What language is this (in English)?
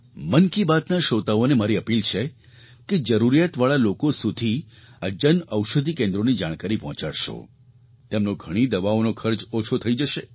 Gujarati